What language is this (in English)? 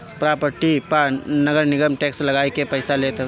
Bhojpuri